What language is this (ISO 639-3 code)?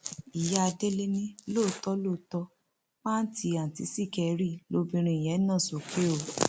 yor